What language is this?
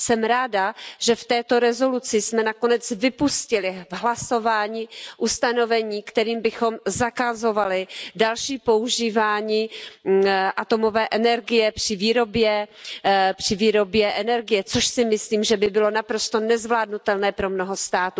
Czech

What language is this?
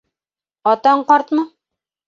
Bashkir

